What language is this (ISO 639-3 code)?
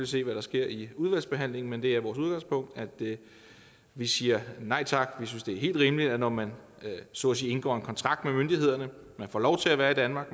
dan